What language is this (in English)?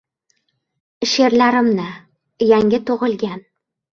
Uzbek